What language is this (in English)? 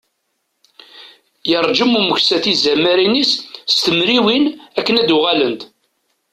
Kabyle